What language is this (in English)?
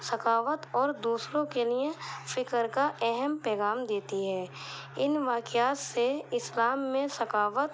Urdu